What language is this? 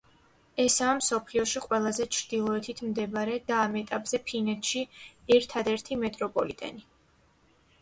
Georgian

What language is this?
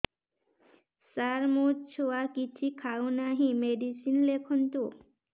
Odia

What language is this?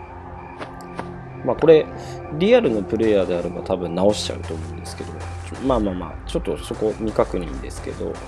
Japanese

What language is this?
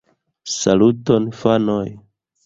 Esperanto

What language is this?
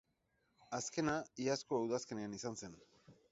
Basque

